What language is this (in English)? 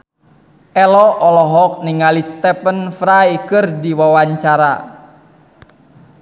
Sundanese